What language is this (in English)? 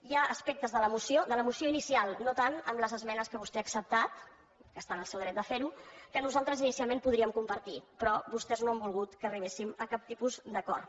Catalan